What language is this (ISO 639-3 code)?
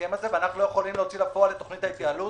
heb